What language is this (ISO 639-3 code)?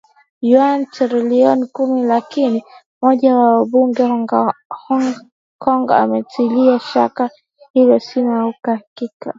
swa